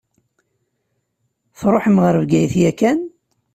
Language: Kabyle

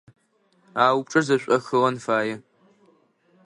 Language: Adyghe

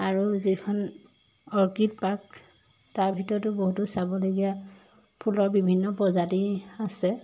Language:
Assamese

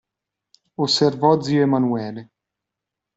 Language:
Italian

